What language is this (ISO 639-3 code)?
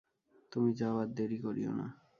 ben